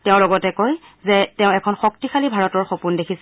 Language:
Assamese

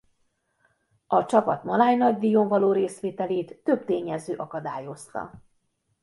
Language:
Hungarian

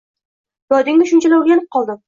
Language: Uzbek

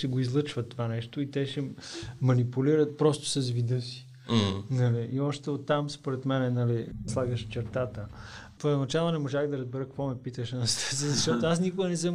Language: Bulgarian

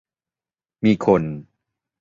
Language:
Thai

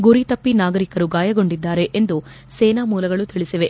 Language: Kannada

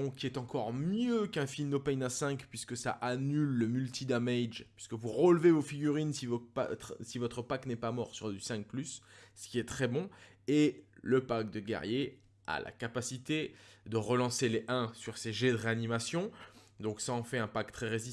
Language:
French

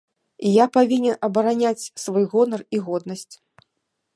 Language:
Belarusian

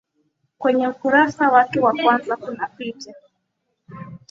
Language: Swahili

